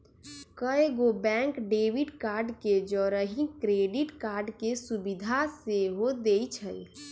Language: Magahi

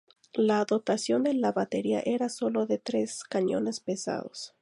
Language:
Spanish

